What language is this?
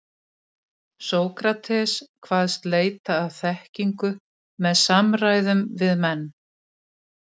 Icelandic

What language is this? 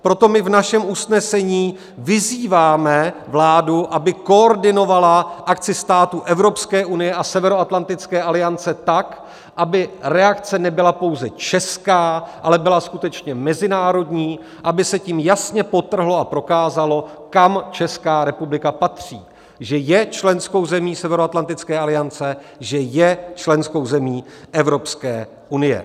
Czech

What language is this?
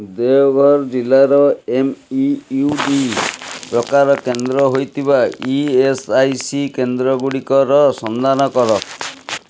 Odia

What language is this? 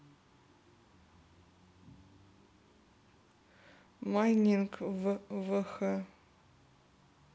Russian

